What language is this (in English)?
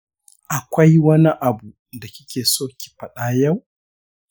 Hausa